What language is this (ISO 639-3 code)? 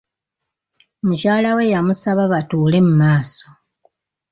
lug